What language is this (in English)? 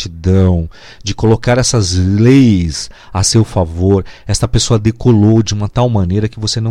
Portuguese